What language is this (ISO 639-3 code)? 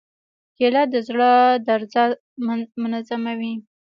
pus